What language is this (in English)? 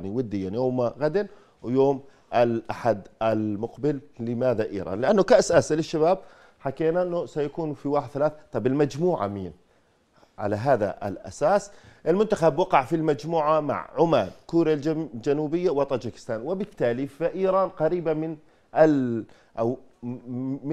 Arabic